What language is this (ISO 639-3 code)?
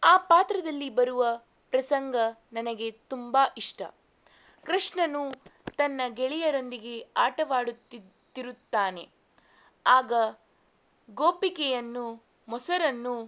kan